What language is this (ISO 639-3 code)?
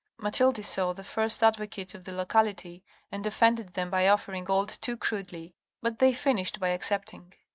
eng